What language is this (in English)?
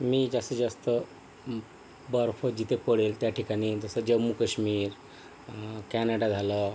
Marathi